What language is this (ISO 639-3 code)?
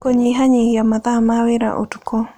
kik